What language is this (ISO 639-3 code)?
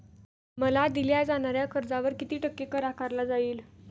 mar